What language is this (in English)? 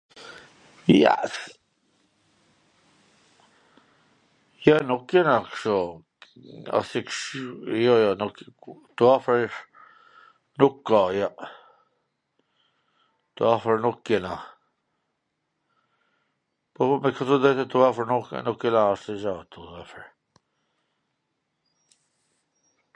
Gheg Albanian